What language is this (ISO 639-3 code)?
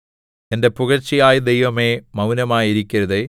mal